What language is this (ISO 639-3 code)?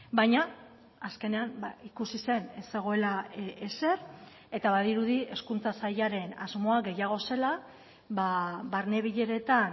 eus